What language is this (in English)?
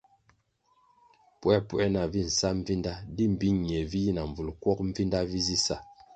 Kwasio